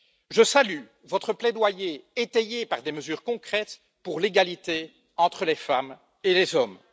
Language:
French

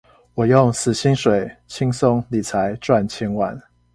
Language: Chinese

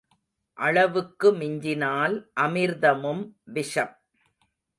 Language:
Tamil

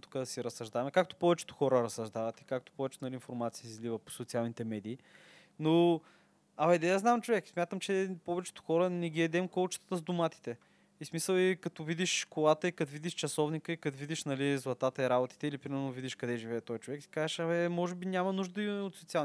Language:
Bulgarian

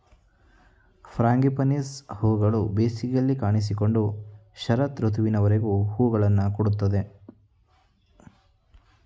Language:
Kannada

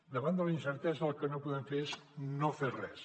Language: Catalan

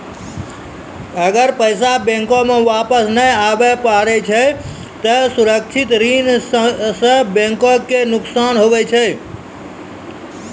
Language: Maithili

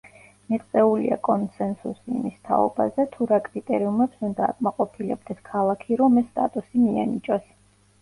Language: Georgian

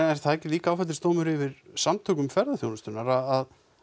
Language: Icelandic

